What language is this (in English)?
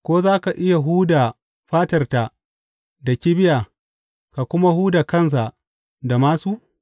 Hausa